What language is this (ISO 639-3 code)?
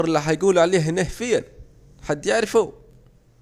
aec